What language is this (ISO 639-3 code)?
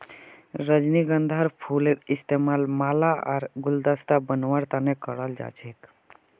mag